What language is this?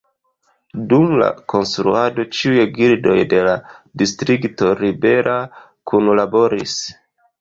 Esperanto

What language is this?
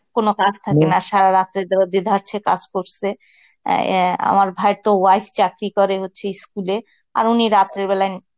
Bangla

